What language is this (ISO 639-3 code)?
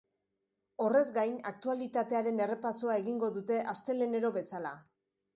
eus